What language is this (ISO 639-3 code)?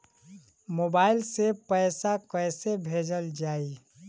bho